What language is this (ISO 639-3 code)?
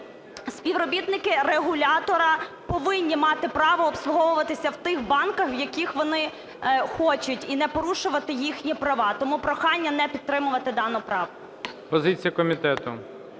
ukr